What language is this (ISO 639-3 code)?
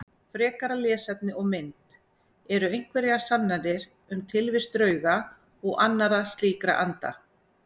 isl